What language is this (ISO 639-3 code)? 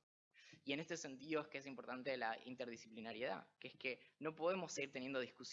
spa